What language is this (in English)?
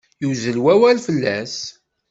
Kabyle